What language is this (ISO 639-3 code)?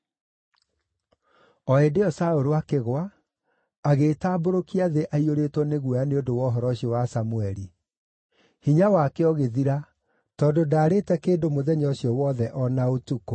kik